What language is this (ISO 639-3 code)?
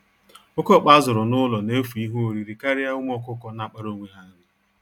ibo